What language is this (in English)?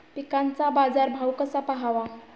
Marathi